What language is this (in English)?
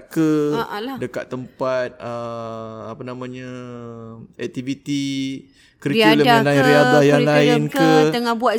Malay